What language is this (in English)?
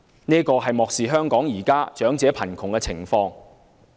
Cantonese